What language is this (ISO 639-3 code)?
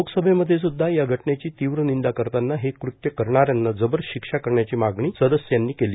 mar